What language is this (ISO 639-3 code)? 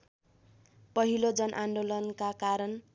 nep